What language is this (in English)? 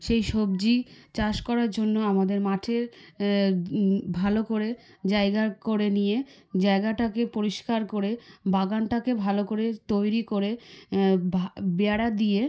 Bangla